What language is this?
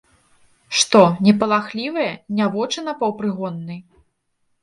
Belarusian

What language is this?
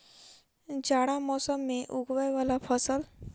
Maithili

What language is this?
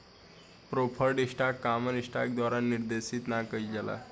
Bhojpuri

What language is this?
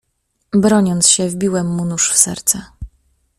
Polish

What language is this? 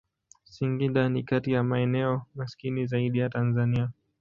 Swahili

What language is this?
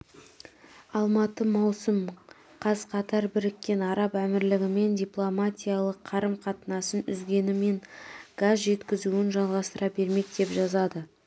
Kazakh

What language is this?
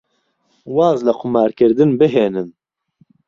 Central Kurdish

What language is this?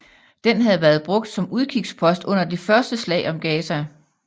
Danish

